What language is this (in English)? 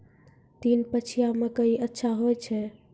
Maithili